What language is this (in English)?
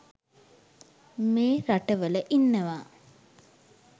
Sinhala